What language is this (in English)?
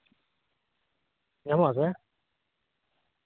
Santali